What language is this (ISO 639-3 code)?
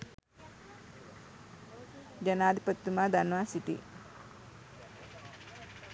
sin